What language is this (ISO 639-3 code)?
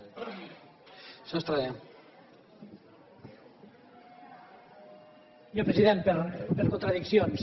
cat